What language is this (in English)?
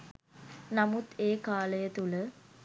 Sinhala